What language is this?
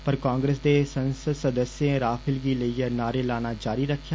Dogri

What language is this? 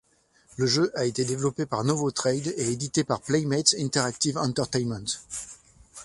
French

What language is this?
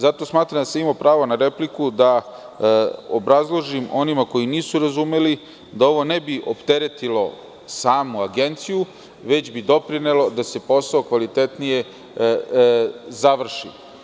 Serbian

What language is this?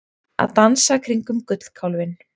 Icelandic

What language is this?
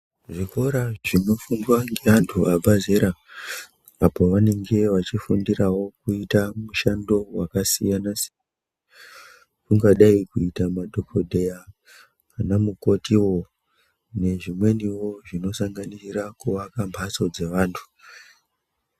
Ndau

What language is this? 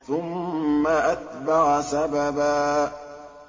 Arabic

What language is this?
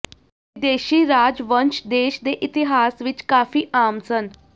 Punjabi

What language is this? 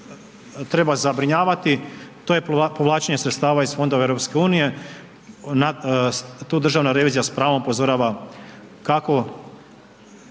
Croatian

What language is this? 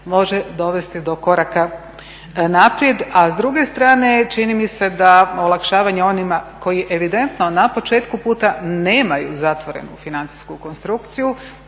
Croatian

